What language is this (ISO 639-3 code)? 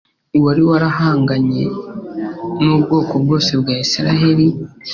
kin